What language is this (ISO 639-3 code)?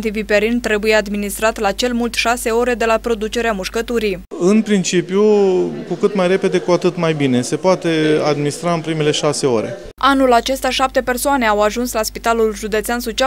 ron